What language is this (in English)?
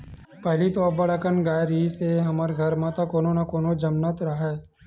Chhattisgarhi